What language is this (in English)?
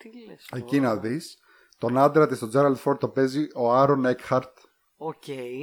Greek